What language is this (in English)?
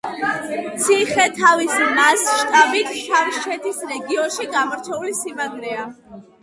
Georgian